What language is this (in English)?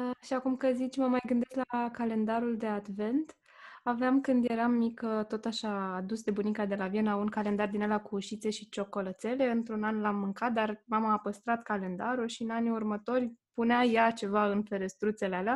Romanian